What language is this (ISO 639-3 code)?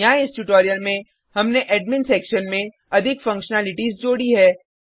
hin